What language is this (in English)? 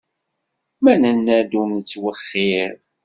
Kabyle